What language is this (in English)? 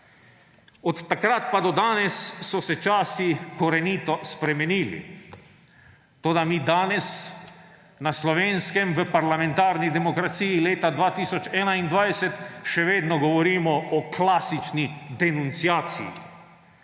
Slovenian